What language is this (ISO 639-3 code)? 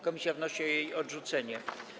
pol